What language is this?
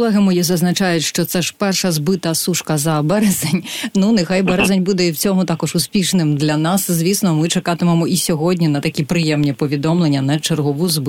Ukrainian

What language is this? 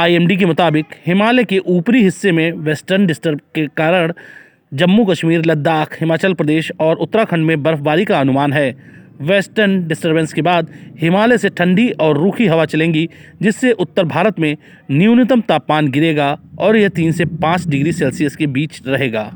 Hindi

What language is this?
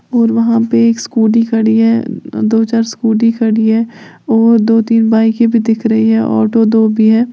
Hindi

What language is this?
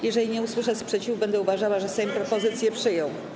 Polish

